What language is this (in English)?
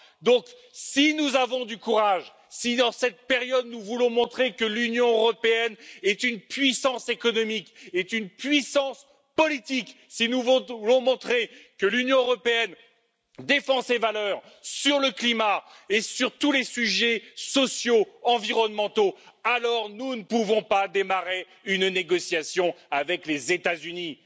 French